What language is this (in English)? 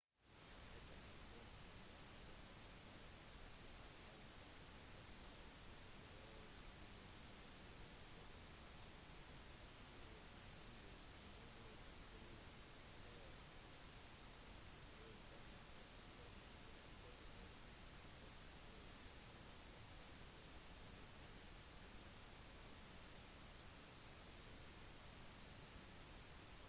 Norwegian Bokmål